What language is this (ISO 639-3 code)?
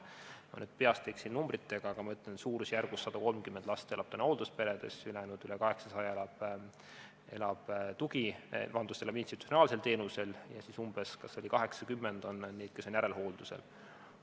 est